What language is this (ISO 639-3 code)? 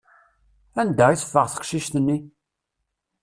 kab